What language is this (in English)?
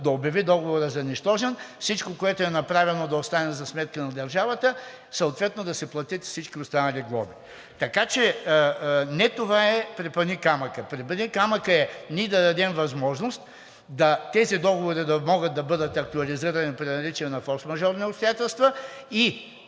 Bulgarian